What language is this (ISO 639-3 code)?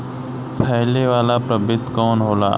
bho